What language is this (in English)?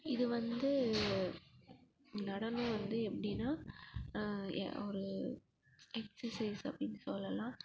Tamil